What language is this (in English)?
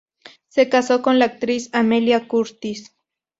Spanish